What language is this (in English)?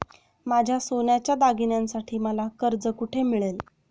Marathi